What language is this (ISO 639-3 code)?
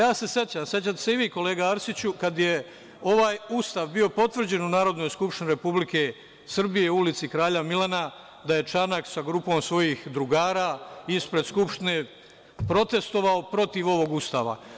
srp